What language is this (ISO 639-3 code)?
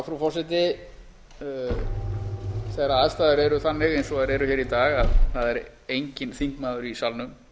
isl